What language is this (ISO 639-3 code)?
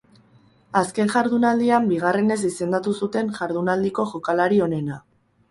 eus